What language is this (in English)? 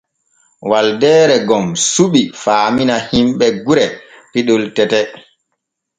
Borgu Fulfulde